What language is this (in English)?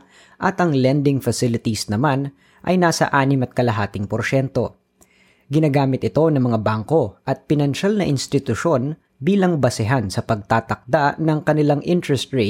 Filipino